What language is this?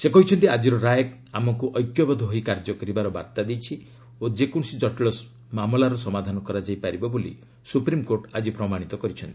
Odia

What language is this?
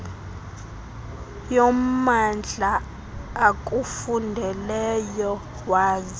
Xhosa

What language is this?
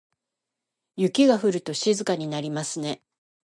Japanese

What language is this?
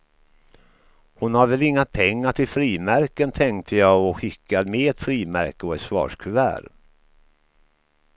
Swedish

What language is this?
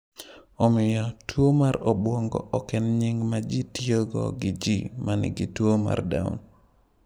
Luo (Kenya and Tanzania)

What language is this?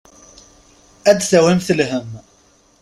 Kabyle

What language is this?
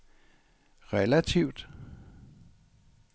Danish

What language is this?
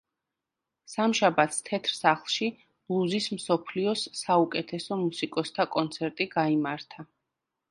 Georgian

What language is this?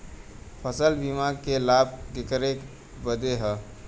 Bhojpuri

